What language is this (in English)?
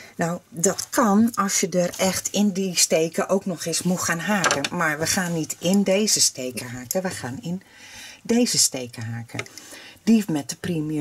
Dutch